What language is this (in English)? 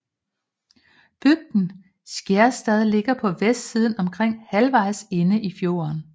Danish